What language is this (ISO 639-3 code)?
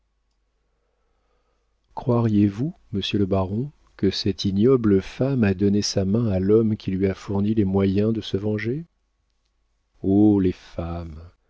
fra